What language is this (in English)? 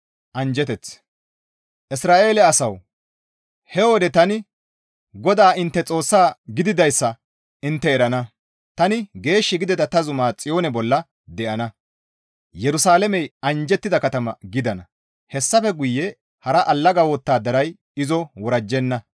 Gamo